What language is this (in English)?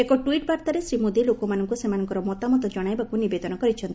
Odia